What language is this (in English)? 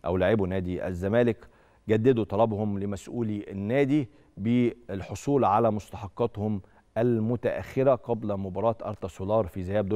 Arabic